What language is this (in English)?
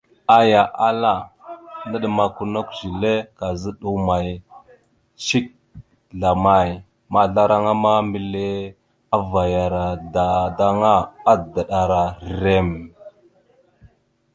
Mada (Cameroon)